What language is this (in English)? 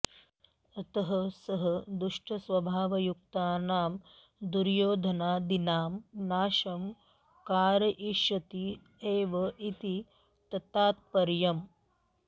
Sanskrit